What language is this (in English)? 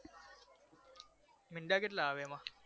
Gujarati